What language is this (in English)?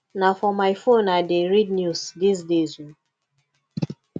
Nigerian Pidgin